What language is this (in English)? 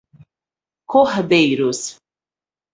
Portuguese